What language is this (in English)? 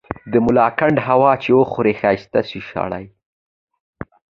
Pashto